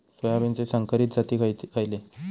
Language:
Marathi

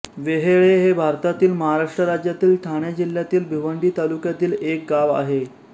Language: Marathi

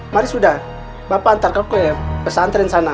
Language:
Indonesian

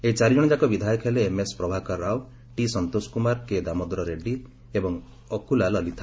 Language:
Odia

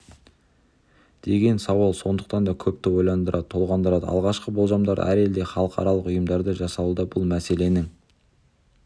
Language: Kazakh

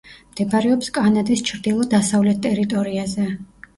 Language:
Georgian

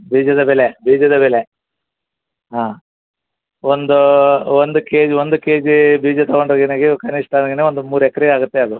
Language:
Kannada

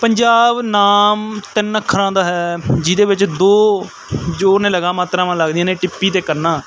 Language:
Punjabi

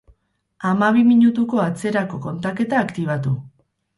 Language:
Basque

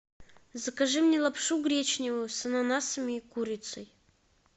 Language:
Russian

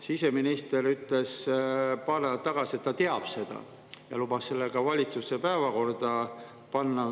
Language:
Estonian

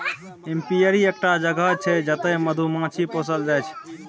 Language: Maithili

